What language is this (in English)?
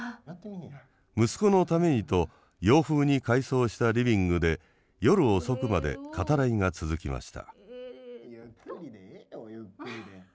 Japanese